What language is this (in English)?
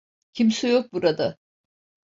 Turkish